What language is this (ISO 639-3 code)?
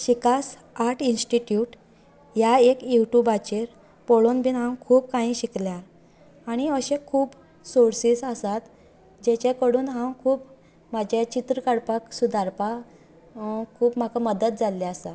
kok